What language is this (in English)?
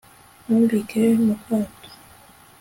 Kinyarwanda